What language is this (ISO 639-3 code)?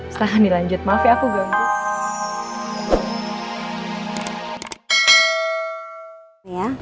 ind